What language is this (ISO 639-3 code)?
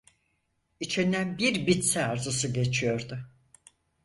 tur